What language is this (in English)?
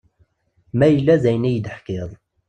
Kabyle